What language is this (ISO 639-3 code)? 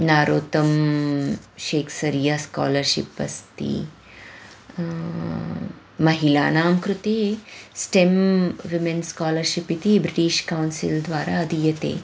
san